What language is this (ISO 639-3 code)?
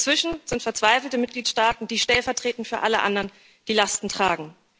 deu